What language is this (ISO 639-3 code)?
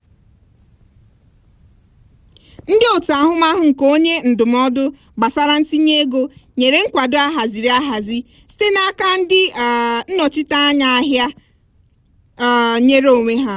ibo